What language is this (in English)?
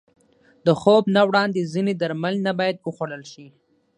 Pashto